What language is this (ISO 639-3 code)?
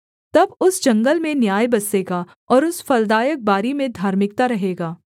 hin